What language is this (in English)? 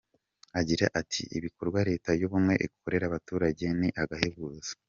Kinyarwanda